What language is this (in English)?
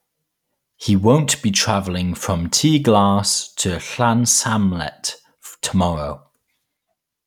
English